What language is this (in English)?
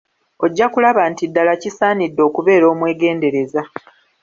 Ganda